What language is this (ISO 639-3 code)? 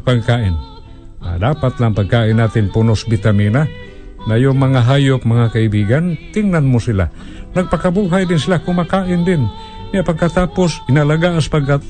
fil